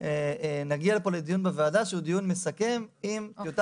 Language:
Hebrew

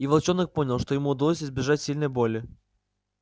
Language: Russian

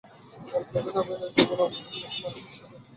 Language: Bangla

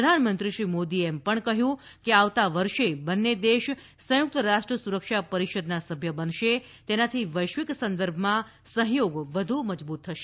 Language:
Gujarati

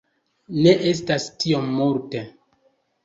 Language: Esperanto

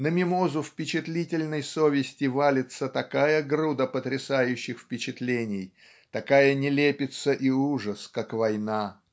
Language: Russian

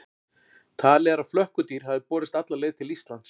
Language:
Icelandic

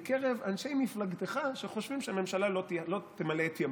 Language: Hebrew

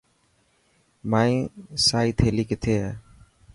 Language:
Dhatki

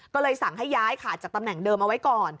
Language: Thai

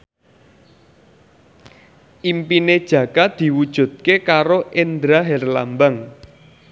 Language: Javanese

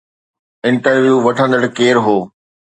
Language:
Sindhi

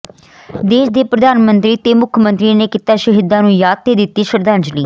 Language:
Punjabi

